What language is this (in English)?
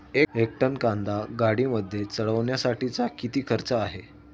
Marathi